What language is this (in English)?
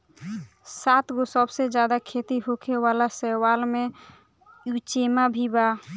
Bhojpuri